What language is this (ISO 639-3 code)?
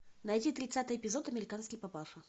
rus